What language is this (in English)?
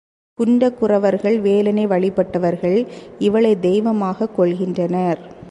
Tamil